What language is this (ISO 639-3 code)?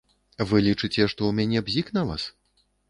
bel